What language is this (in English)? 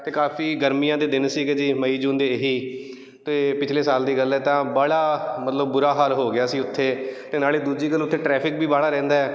Punjabi